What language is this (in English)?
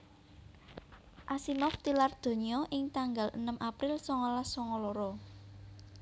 Javanese